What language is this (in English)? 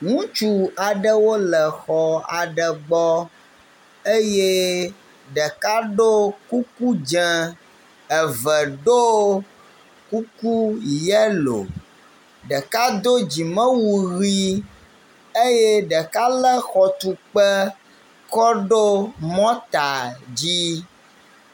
Ewe